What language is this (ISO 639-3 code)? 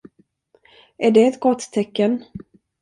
swe